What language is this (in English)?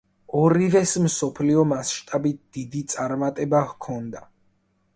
Georgian